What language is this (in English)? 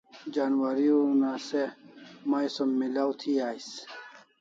Kalasha